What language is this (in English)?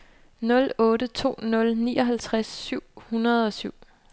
Danish